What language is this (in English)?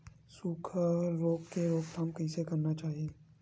Chhattisgarhi